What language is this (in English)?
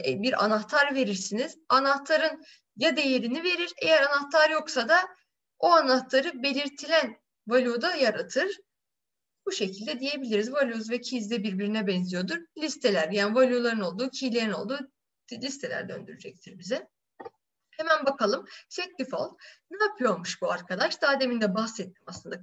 Turkish